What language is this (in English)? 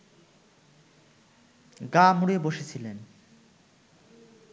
Bangla